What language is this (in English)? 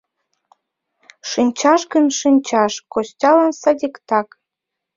Mari